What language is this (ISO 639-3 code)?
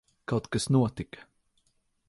lav